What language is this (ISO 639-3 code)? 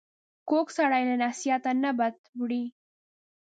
pus